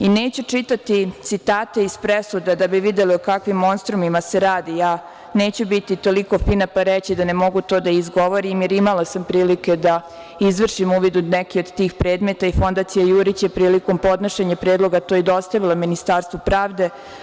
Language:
Serbian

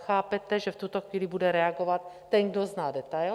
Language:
Czech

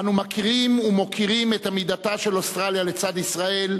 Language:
Hebrew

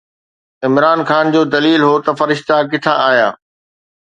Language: Sindhi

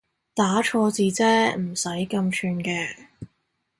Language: Cantonese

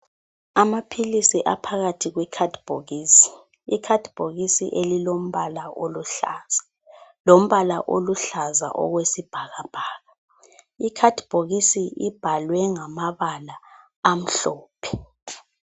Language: North Ndebele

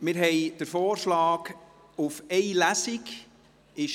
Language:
Swiss German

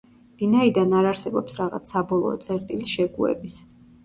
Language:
Georgian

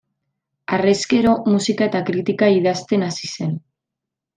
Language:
Basque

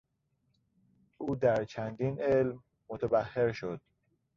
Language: Persian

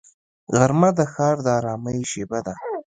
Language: Pashto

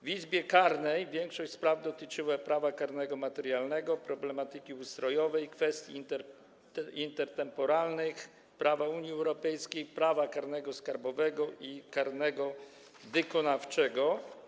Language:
Polish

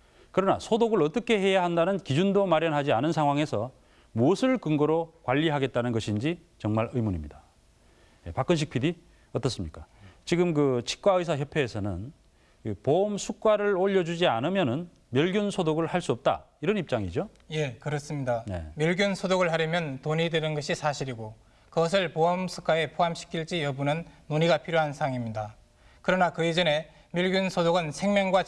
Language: Korean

